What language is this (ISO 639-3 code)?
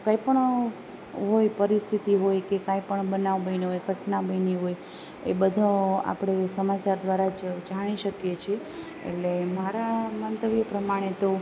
guj